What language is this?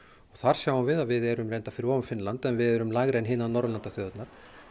Icelandic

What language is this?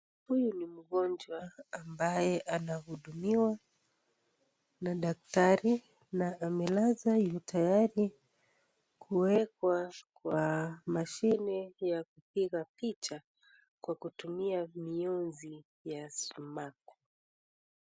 Swahili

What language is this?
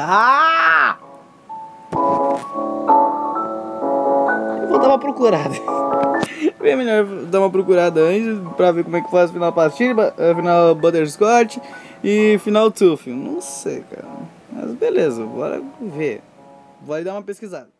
Portuguese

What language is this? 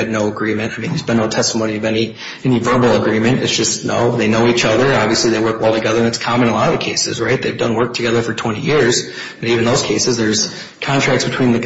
English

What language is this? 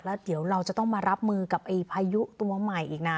Thai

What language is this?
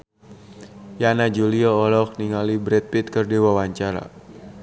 Sundanese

